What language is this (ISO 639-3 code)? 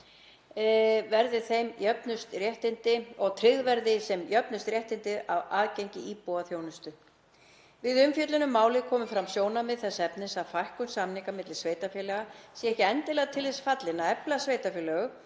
isl